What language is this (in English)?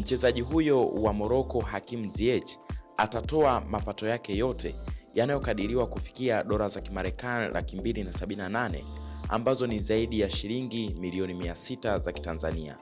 Swahili